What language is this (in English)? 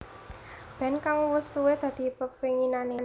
Javanese